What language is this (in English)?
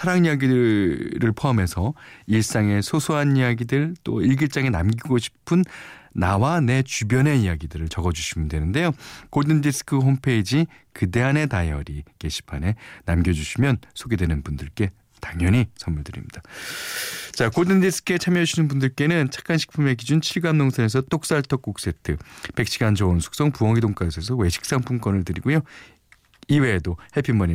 Korean